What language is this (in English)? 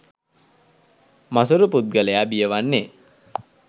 Sinhala